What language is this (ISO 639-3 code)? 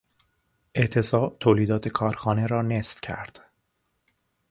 fas